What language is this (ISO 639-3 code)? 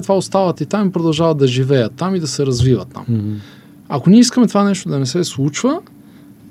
bul